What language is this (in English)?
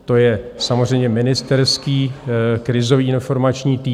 Czech